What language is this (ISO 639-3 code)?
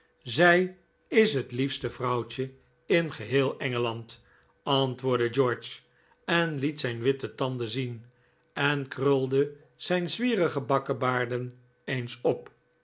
nld